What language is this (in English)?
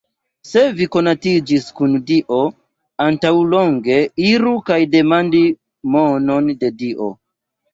Esperanto